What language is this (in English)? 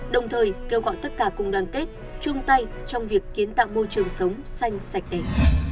Vietnamese